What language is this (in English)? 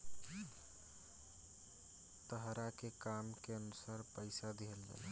Bhojpuri